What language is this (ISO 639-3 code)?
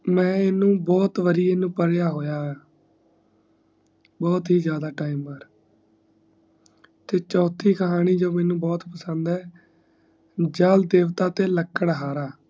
pan